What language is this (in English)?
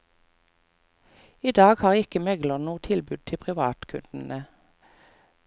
Norwegian